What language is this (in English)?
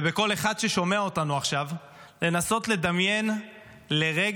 Hebrew